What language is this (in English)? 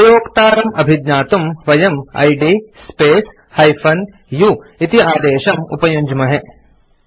Sanskrit